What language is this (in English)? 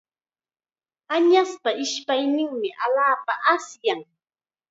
Chiquián Ancash Quechua